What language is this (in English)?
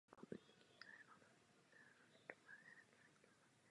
Czech